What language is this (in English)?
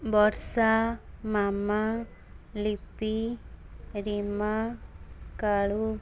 Odia